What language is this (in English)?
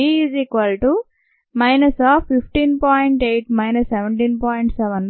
Telugu